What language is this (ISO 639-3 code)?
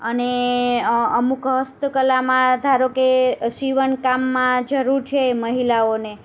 guj